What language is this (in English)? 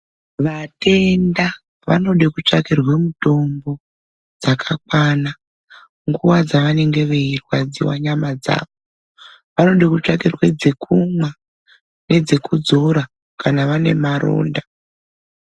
Ndau